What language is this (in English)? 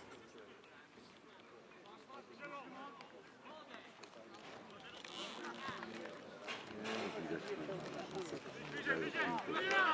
Polish